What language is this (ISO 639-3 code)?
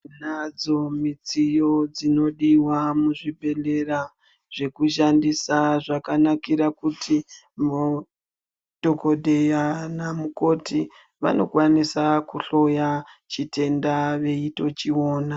ndc